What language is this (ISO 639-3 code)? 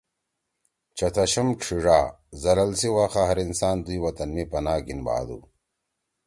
trw